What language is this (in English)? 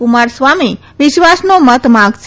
Gujarati